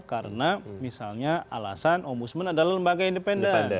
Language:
Indonesian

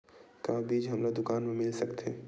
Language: Chhattisgarhi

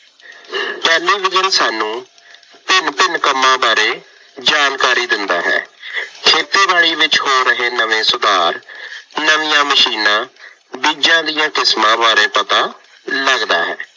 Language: Punjabi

